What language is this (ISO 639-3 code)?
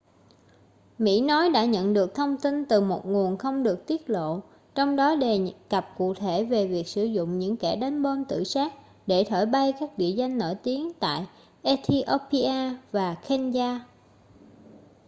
vie